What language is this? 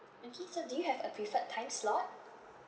English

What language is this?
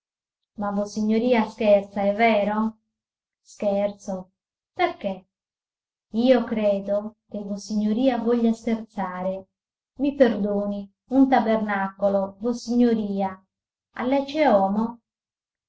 Italian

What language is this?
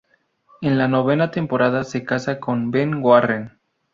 Spanish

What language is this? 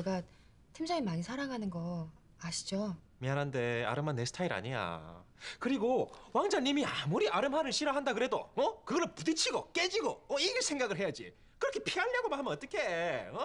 Korean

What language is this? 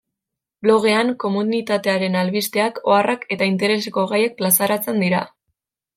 Basque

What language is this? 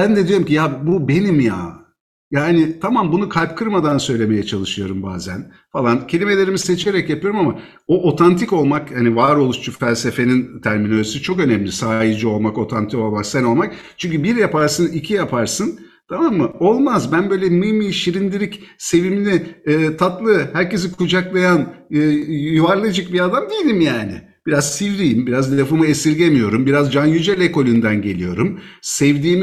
Turkish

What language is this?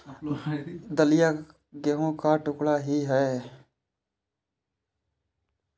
Hindi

